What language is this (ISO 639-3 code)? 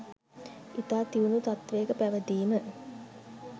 sin